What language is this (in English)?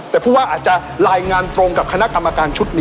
Thai